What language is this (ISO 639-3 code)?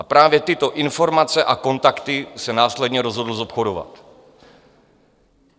ces